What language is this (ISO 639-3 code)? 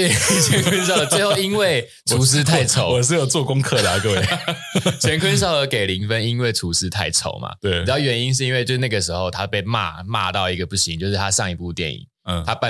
zho